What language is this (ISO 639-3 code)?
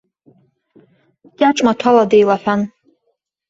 abk